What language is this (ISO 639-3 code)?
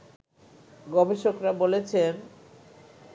ben